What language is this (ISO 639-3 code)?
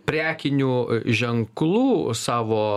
lit